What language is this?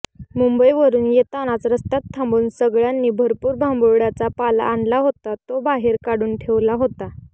Marathi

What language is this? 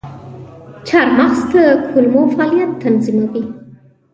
Pashto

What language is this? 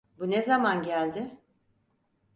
Turkish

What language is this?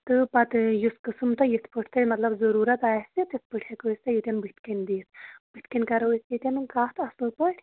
Kashmiri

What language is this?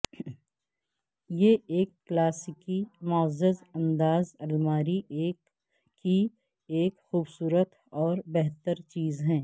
Urdu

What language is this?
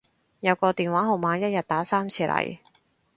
Cantonese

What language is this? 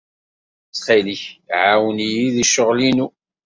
Kabyle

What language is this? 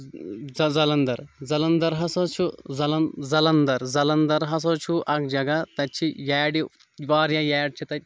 Kashmiri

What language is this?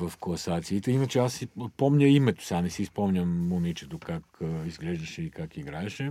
Bulgarian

